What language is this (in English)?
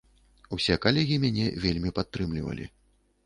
Belarusian